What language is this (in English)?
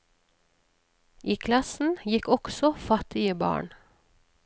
Norwegian